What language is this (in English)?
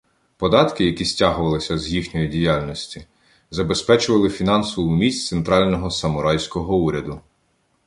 Ukrainian